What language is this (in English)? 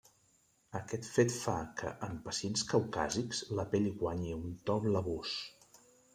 Catalan